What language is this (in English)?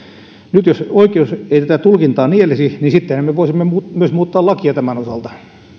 Finnish